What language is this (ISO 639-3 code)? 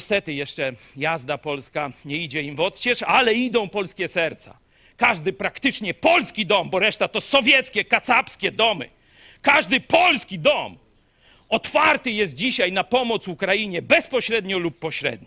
pol